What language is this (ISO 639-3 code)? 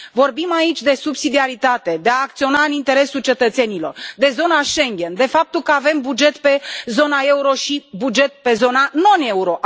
ron